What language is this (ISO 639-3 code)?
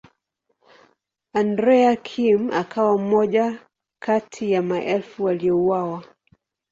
swa